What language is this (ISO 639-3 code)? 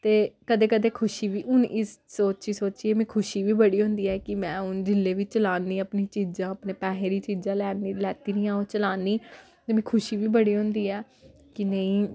doi